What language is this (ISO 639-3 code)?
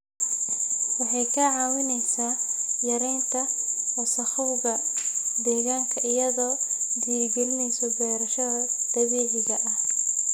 som